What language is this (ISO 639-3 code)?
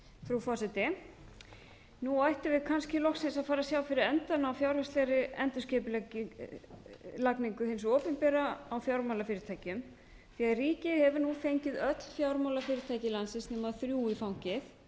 isl